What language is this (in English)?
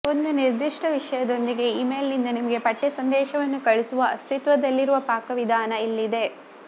Kannada